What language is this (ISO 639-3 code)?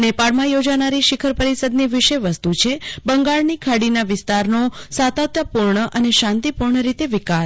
guj